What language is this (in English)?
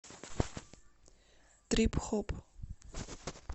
Russian